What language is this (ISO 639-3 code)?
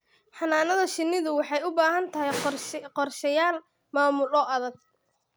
som